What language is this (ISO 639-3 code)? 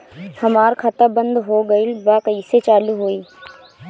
bho